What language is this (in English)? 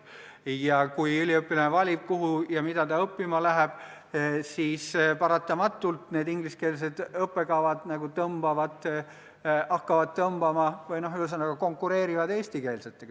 Estonian